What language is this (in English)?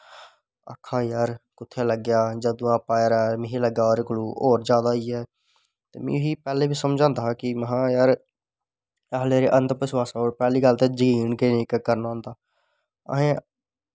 Dogri